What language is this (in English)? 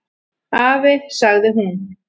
Icelandic